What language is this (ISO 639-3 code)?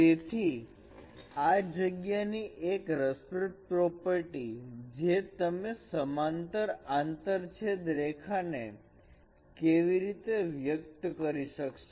guj